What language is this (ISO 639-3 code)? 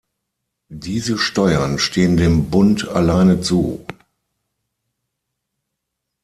deu